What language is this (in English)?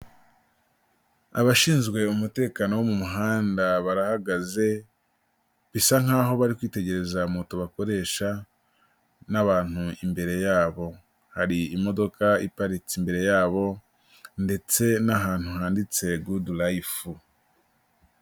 Kinyarwanda